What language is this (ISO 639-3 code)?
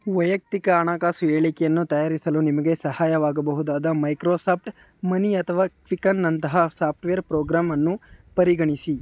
kan